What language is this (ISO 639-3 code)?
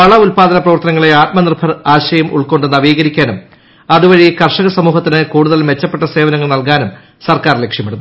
mal